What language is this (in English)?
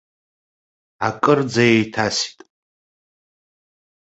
Abkhazian